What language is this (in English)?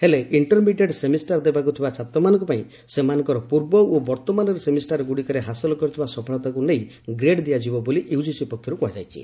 Odia